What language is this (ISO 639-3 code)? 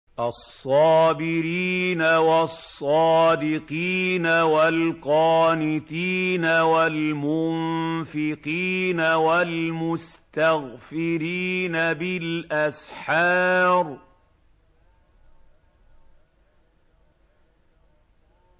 ara